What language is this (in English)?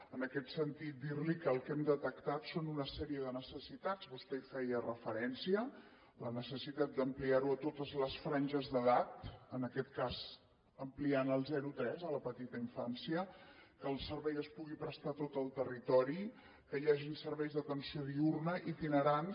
Catalan